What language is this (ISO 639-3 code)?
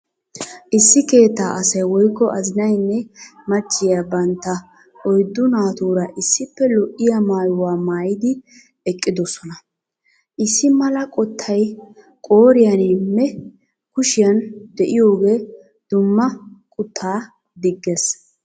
wal